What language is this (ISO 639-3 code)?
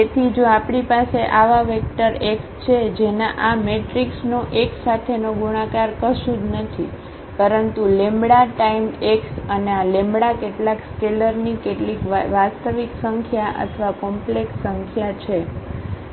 guj